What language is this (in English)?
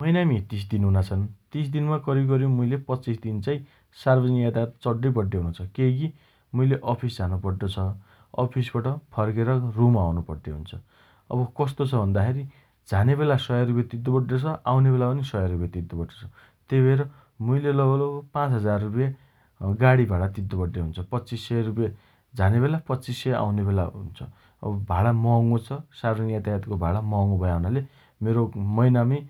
Dotyali